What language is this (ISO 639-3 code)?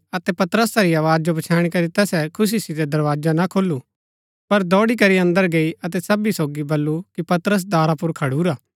gbk